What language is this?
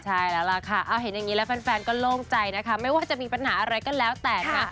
Thai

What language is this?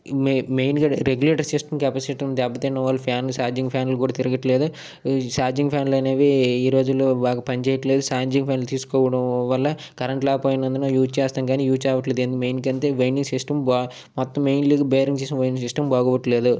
Telugu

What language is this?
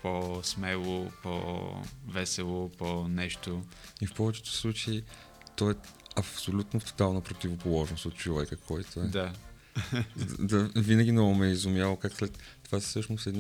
Bulgarian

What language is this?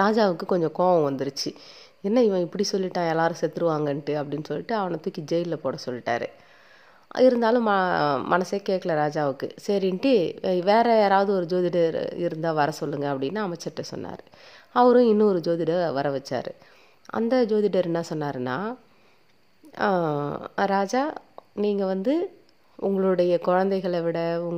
Tamil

